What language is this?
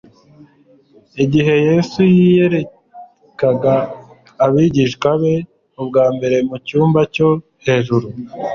Kinyarwanda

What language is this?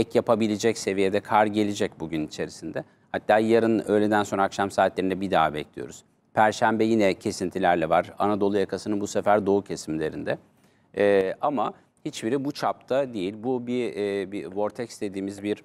Turkish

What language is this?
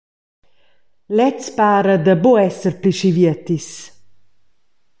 Romansh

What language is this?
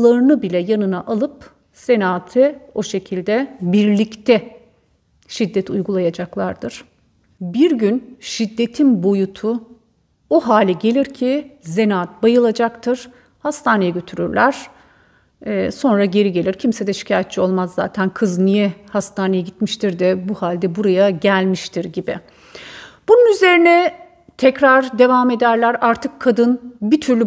Turkish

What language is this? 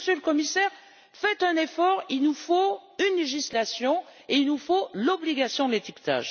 French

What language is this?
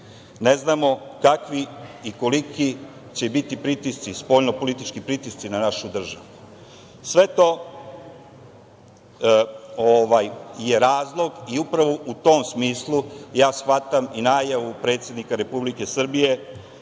Serbian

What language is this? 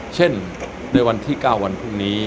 Thai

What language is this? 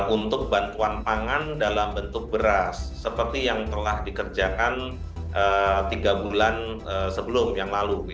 Indonesian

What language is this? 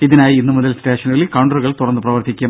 Malayalam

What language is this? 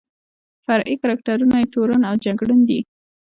Pashto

